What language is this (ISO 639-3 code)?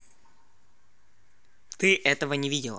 rus